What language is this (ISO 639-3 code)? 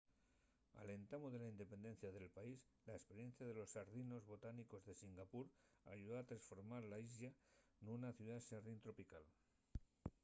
ast